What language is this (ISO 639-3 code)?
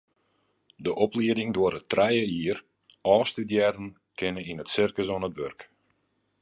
fry